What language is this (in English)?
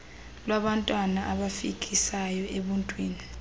Xhosa